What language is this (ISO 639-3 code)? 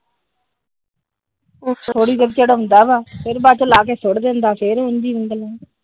pan